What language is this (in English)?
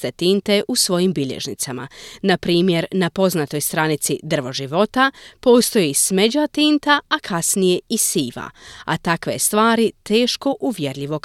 Croatian